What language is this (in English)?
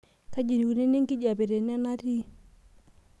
Masai